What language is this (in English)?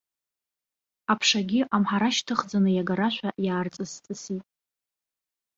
Abkhazian